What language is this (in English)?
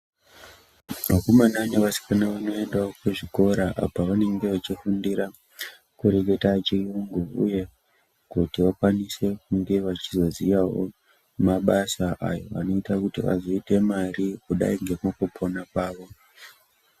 Ndau